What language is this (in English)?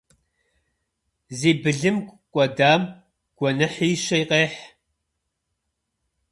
Kabardian